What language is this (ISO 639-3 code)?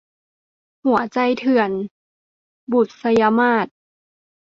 tha